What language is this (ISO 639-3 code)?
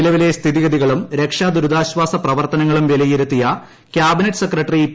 mal